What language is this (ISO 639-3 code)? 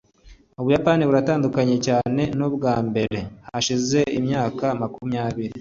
kin